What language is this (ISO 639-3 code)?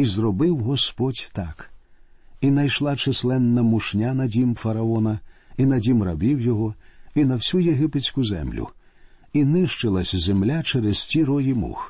ukr